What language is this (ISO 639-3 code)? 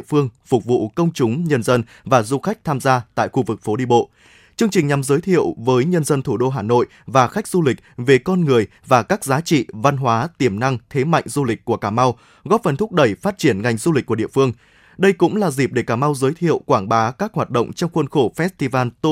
vie